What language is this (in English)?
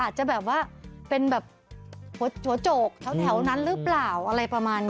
Thai